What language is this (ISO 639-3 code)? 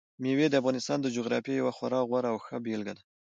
pus